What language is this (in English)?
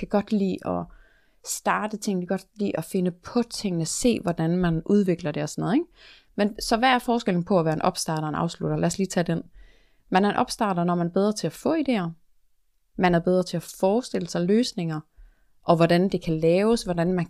Danish